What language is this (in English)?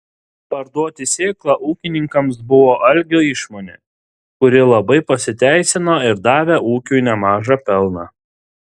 Lithuanian